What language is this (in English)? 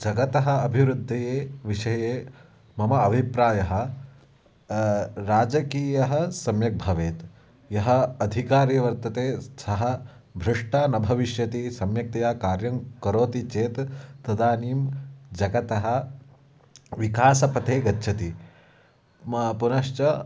Sanskrit